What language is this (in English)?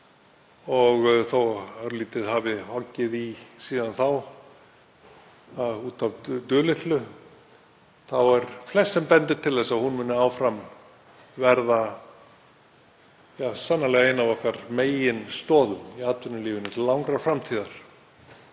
Icelandic